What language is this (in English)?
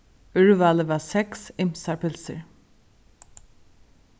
Faroese